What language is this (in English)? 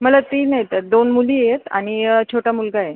Marathi